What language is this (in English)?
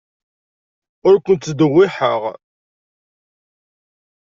Kabyle